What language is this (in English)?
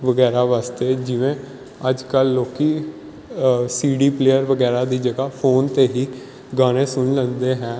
Punjabi